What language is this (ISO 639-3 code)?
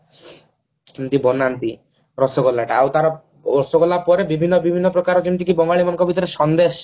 ori